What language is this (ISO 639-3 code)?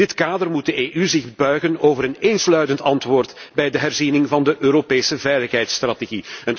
nld